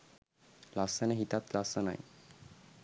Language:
Sinhala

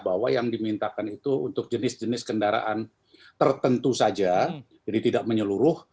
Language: Indonesian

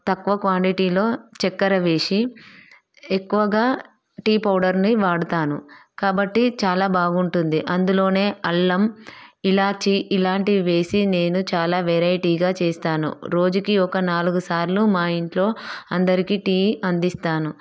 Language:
Telugu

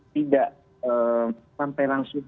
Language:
Indonesian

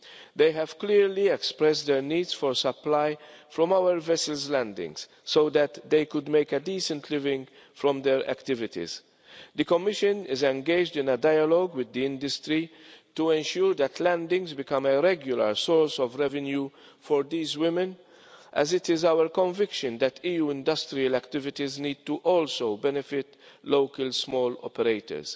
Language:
English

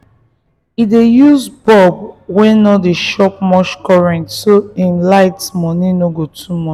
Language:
Nigerian Pidgin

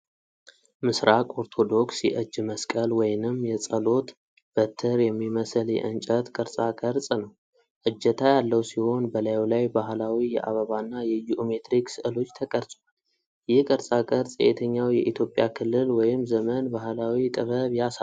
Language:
Amharic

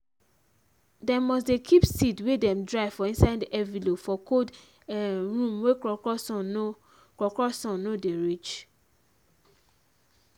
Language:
Nigerian Pidgin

